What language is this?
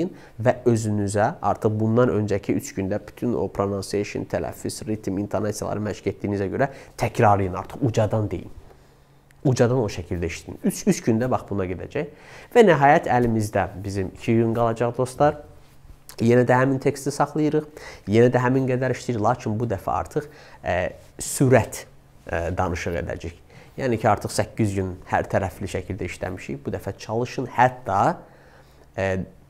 Turkish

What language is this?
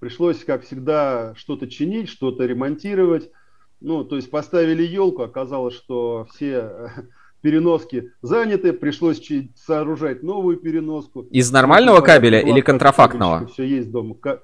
Russian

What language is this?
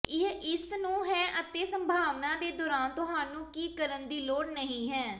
Punjabi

